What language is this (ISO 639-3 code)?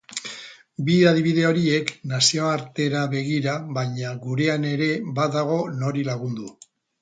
eus